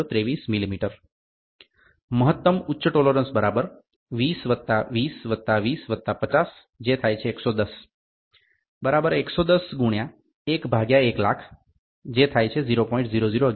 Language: Gujarati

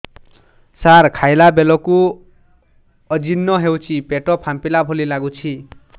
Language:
Odia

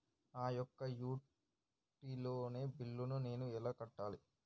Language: Telugu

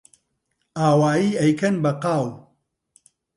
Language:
Central Kurdish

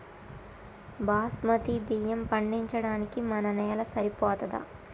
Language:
Telugu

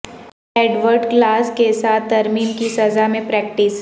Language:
Urdu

